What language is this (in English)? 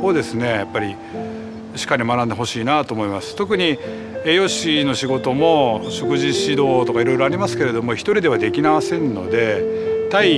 Japanese